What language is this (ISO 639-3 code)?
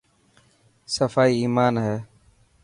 mki